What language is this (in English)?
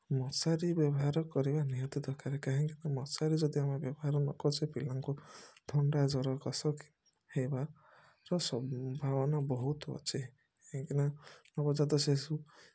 Odia